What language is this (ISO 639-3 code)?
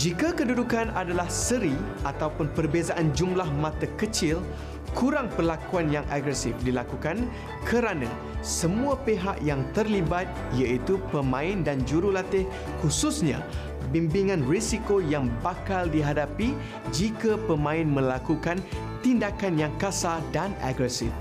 msa